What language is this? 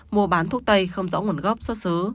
Vietnamese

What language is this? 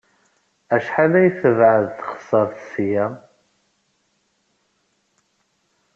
Kabyle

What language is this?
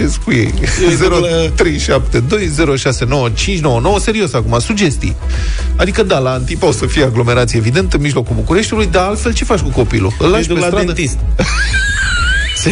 Romanian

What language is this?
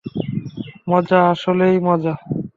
Bangla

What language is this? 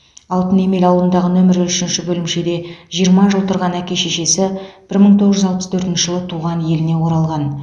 Kazakh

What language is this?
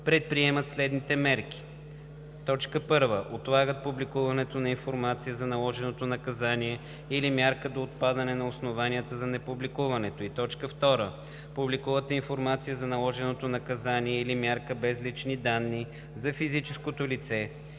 Bulgarian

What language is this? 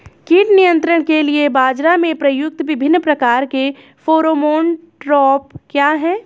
Hindi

